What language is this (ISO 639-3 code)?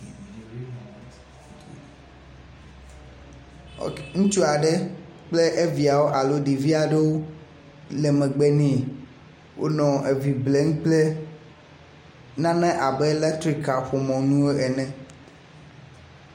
ewe